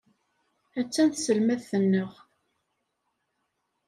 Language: Kabyle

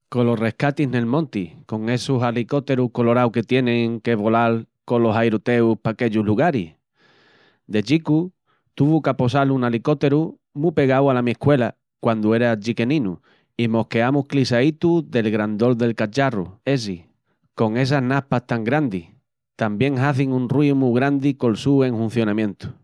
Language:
Extremaduran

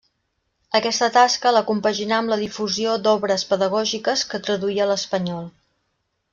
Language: Catalan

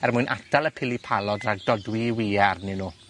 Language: Welsh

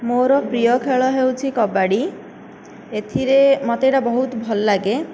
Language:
Odia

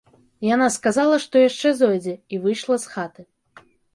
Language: Belarusian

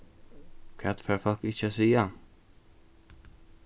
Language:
Faroese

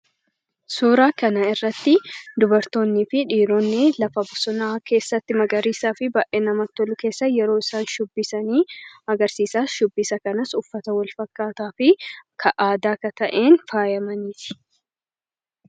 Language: Oromo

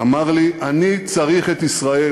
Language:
Hebrew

